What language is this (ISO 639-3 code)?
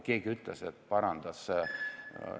est